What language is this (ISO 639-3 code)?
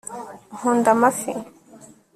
kin